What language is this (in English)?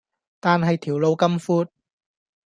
Cantonese